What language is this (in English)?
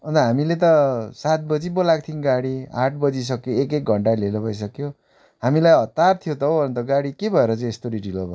Nepali